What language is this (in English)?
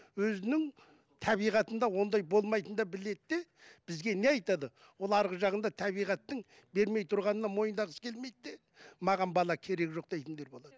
Kazakh